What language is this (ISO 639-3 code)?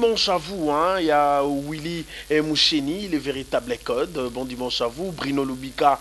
fra